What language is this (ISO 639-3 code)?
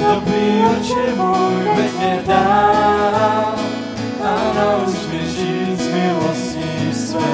ces